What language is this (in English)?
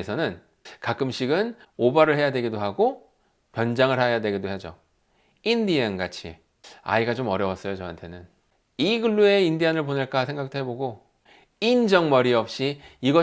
Korean